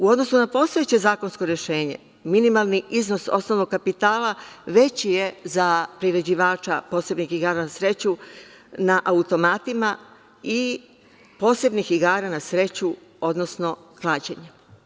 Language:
Serbian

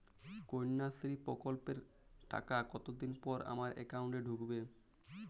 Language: Bangla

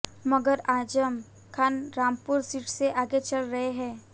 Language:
Hindi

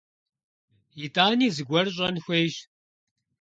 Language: Kabardian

